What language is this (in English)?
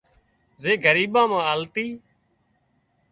Wadiyara Koli